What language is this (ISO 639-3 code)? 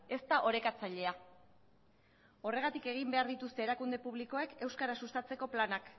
eus